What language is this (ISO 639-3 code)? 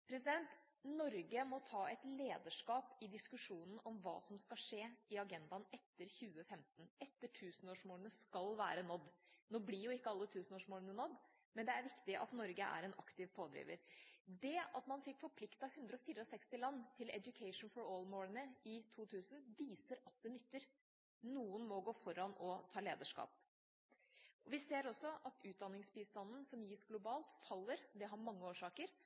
nob